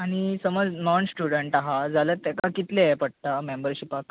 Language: Konkani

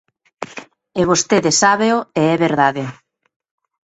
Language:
Galician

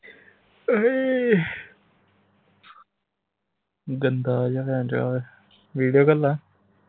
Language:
Punjabi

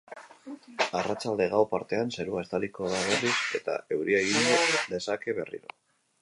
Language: Basque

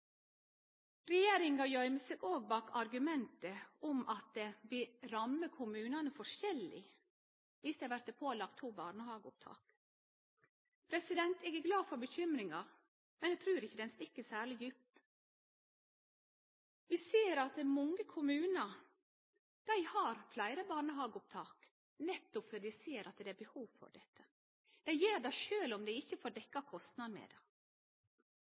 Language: Norwegian Nynorsk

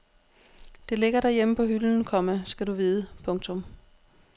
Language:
Danish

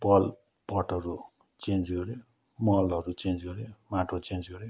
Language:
Nepali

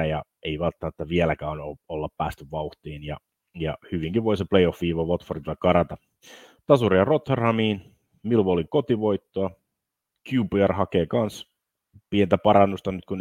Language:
Finnish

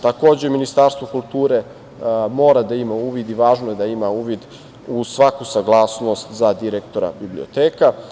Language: Serbian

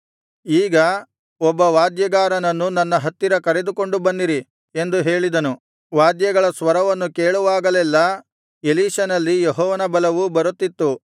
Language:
Kannada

